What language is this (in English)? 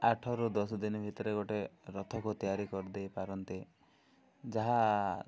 Odia